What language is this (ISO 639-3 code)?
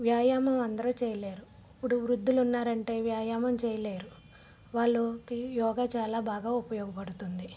tel